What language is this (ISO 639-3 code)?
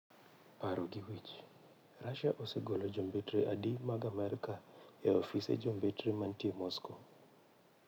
luo